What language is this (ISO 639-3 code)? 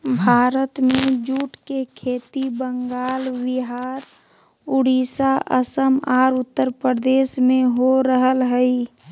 mag